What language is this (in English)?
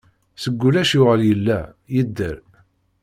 Kabyle